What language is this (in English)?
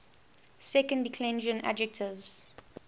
English